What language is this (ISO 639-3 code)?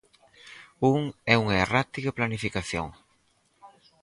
glg